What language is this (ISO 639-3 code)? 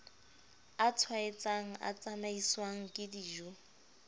sot